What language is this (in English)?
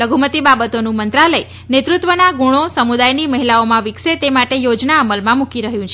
Gujarati